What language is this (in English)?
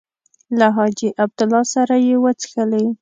Pashto